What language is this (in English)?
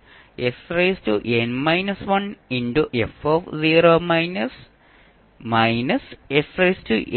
Malayalam